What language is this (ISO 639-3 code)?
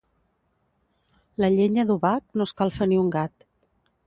cat